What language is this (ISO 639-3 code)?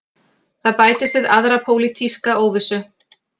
isl